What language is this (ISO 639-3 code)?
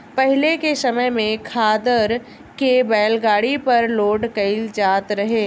bho